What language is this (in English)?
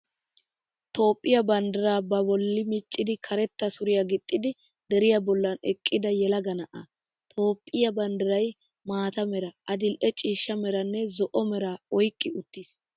Wolaytta